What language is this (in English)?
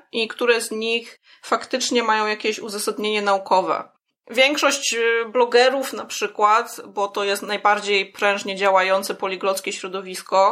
Polish